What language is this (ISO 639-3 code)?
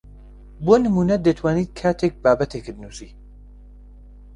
ckb